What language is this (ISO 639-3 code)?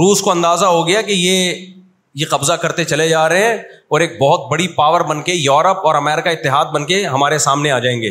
urd